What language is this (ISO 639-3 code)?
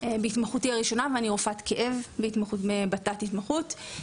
heb